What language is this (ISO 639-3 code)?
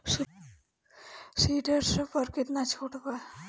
bho